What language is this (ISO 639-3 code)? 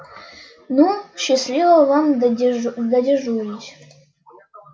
rus